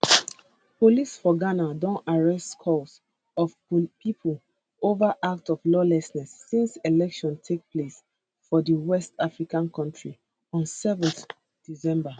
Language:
Nigerian Pidgin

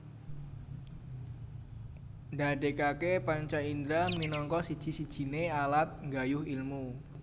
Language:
Javanese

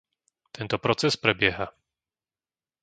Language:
Slovak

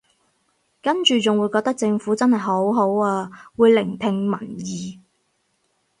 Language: Cantonese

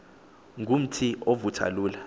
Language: Xhosa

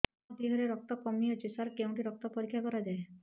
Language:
Odia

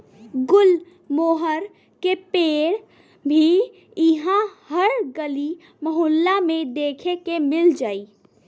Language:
Bhojpuri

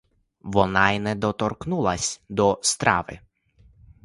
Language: Ukrainian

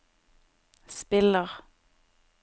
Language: Norwegian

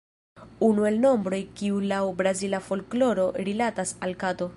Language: Esperanto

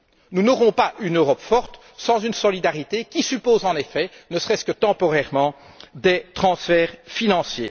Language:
French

